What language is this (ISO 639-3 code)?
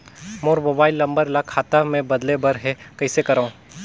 hne